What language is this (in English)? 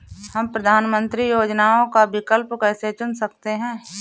Hindi